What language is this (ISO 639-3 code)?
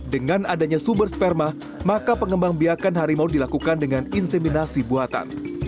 ind